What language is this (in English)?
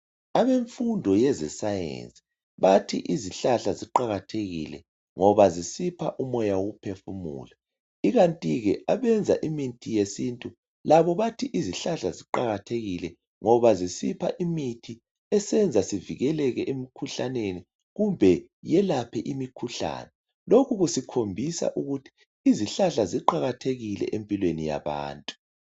North Ndebele